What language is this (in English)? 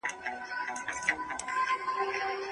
Pashto